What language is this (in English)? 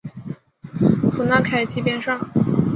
Chinese